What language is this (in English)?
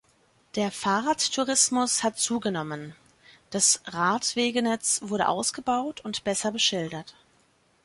German